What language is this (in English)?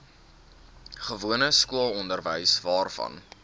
Afrikaans